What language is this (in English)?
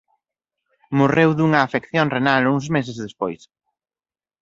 Galician